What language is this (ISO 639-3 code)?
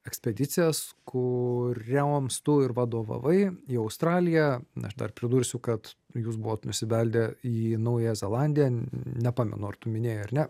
lit